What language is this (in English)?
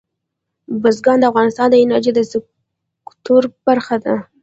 Pashto